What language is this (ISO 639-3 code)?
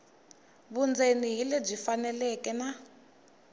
tso